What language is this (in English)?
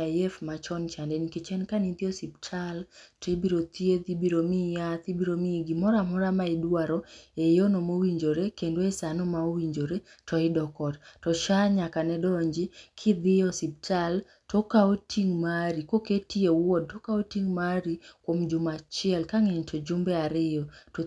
Luo (Kenya and Tanzania)